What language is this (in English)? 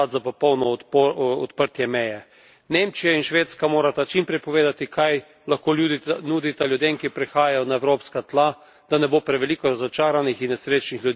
Slovenian